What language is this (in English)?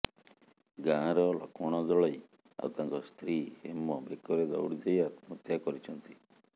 Odia